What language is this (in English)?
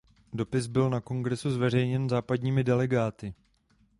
Czech